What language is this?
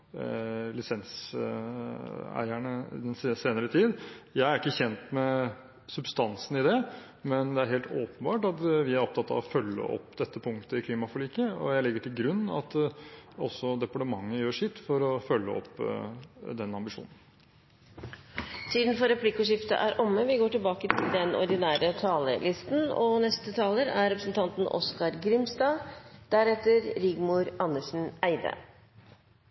Norwegian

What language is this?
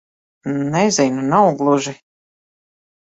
Latvian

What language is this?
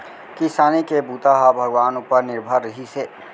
Chhattisgarhi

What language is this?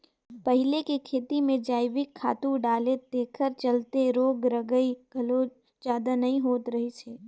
Chhattisgarhi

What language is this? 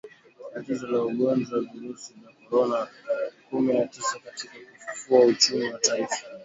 Swahili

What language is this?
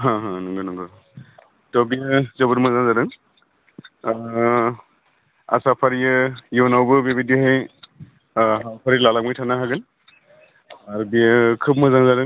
Bodo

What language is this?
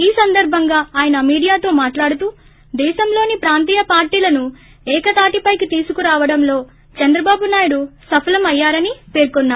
Telugu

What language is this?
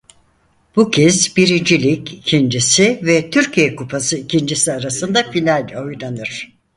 Turkish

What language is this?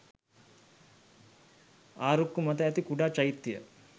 Sinhala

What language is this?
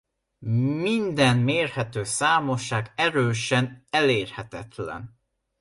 Hungarian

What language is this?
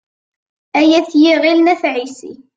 Kabyle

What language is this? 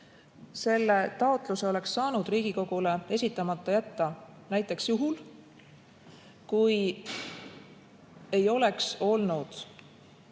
Estonian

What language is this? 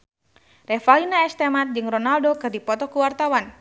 Sundanese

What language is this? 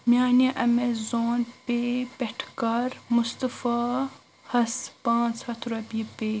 Kashmiri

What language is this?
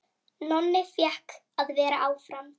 Icelandic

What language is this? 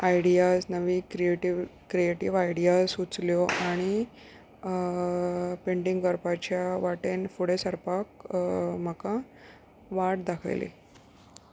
Konkani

